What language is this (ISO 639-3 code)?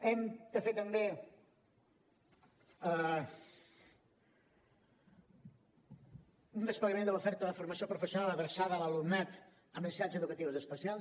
cat